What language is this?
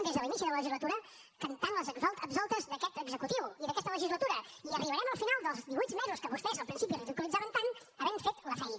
Catalan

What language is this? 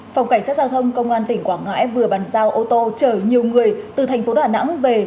Vietnamese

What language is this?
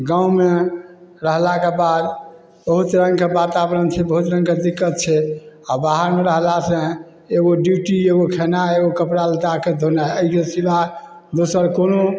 Maithili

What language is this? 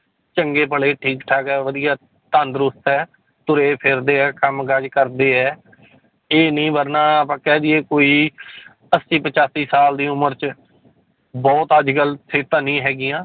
Punjabi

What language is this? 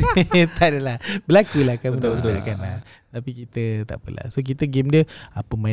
Malay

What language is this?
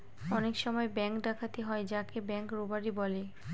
Bangla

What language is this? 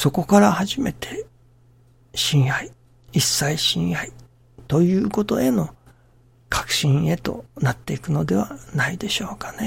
Japanese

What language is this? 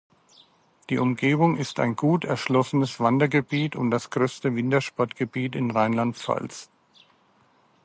German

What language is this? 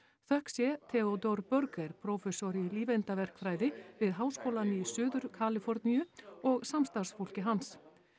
Icelandic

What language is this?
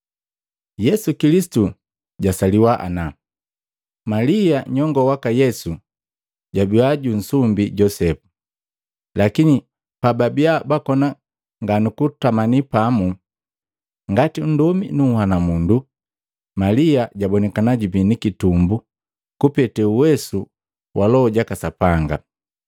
Matengo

